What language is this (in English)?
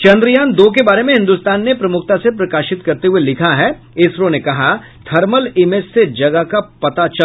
Hindi